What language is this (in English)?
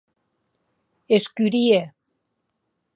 Occitan